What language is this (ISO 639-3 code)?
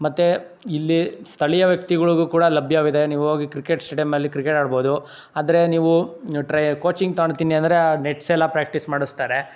kan